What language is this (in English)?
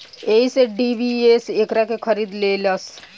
Bhojpuri